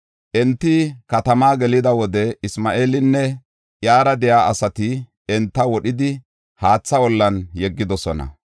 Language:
Gofa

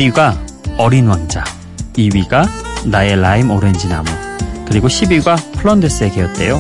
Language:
Korean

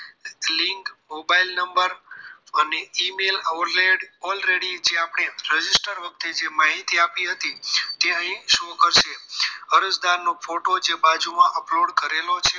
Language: Gujarati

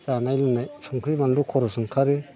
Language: Bodo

